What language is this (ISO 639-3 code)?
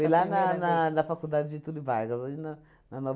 por